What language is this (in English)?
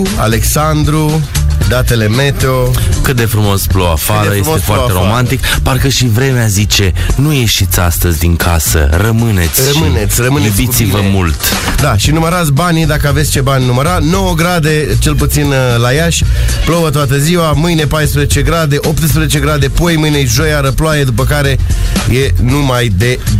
Romanian